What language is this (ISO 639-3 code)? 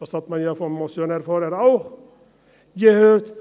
gsw